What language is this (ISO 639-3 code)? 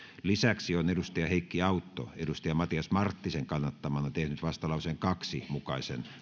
fin